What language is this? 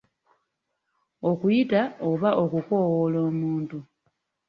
Ganda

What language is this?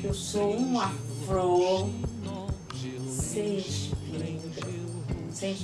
Portuguese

